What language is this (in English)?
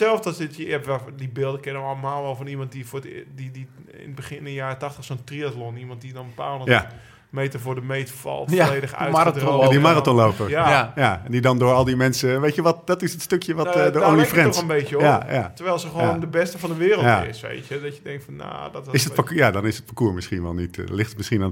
Dutch